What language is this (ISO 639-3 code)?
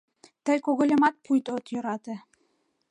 chm